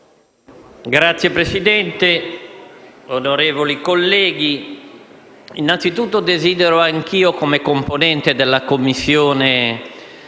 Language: Italian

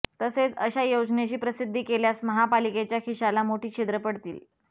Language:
Marathi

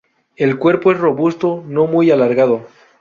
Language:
Spanish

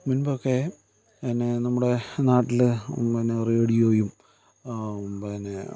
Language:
Malayalam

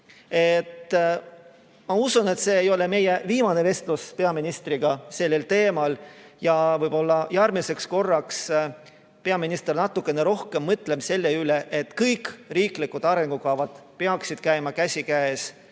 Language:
Estonian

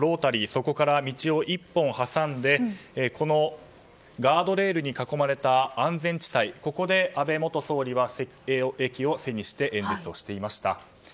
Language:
Japanese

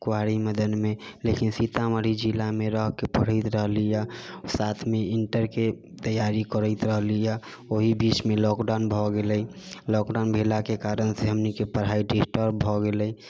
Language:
Maithili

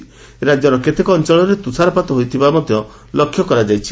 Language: Odia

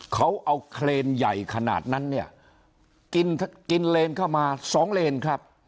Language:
Thai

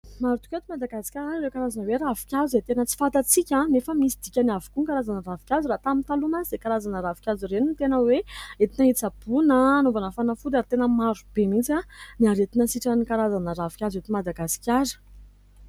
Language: Malagasy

